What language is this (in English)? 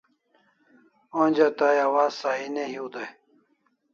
Kalasha